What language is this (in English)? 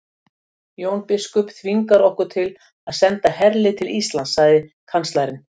Icelandic